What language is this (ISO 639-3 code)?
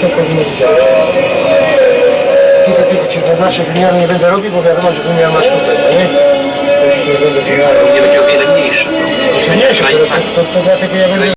pol